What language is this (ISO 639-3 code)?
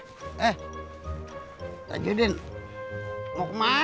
ind